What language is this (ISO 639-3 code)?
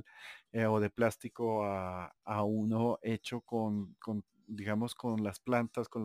spa